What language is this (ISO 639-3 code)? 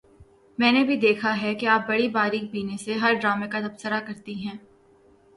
urd